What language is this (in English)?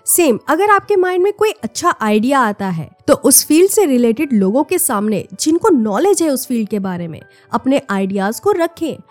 Hindi